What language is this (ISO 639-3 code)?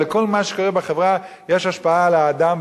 heb